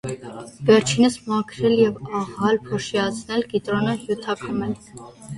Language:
Armenian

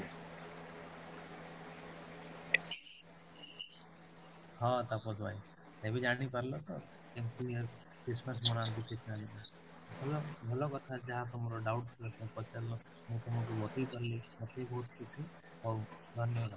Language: Odia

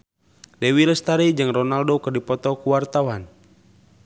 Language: Sundanese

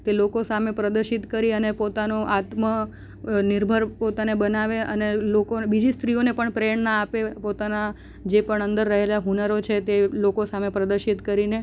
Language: Gujarati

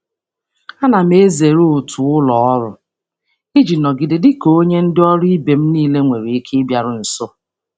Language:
Igbo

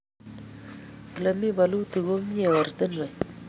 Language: Kalenjin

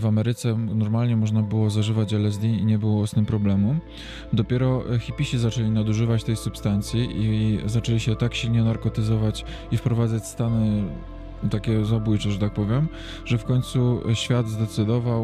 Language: Polish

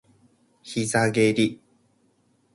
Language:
Japanese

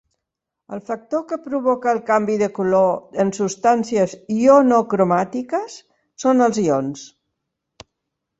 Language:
Catalan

